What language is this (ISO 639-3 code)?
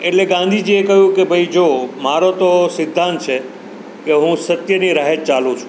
guj